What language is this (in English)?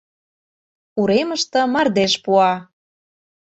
Mari